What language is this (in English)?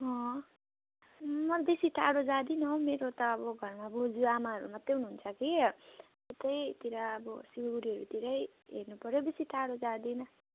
Nepali